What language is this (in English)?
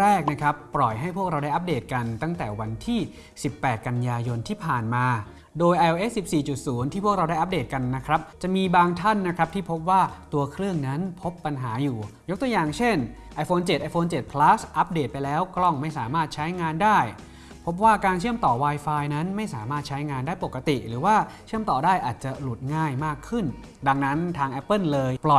Thai